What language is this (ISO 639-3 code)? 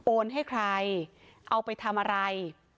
tha